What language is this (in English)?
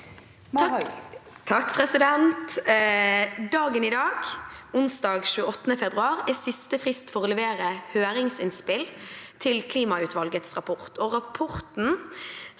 Norwegian